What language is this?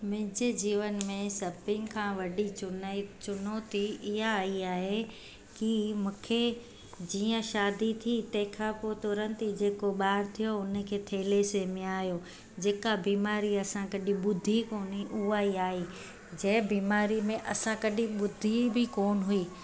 Sindhi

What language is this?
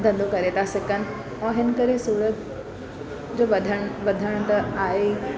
Sindhi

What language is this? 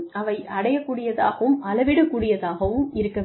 Tamil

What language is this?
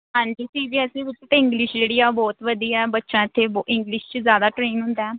Punjabi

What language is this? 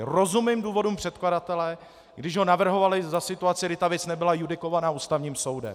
Czech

